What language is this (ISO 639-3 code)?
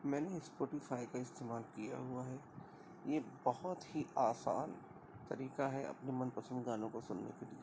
urd